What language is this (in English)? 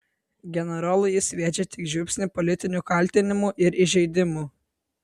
Lithuanian